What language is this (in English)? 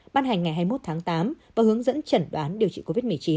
Vietnamese